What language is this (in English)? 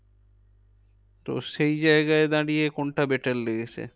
Bangla